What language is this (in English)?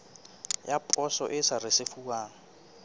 Southern Sotho